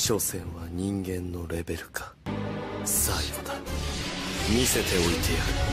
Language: Japanese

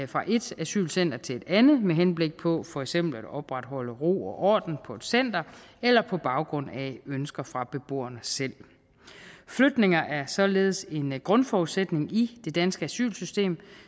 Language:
Danish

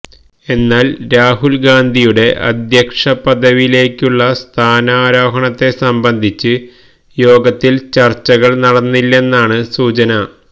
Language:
Malayalam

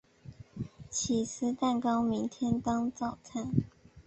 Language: Chinese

